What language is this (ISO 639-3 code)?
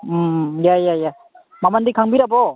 mni